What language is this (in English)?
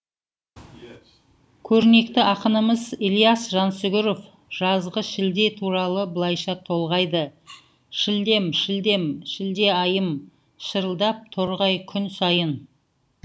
Kazakh